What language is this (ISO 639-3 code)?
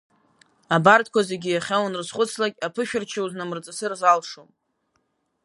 abk